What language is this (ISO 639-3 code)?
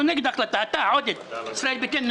heb